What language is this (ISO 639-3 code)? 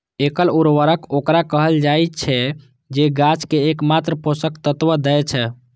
mai